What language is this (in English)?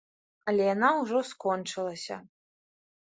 Belarusian